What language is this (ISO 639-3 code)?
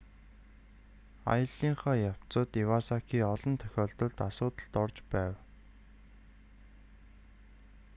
mon